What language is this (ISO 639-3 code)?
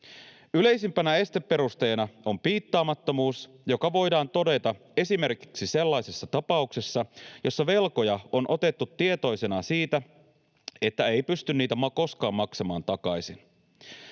fin